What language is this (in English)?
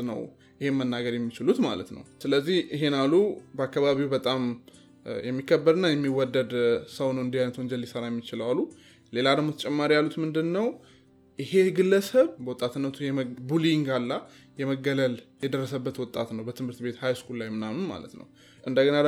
Amharic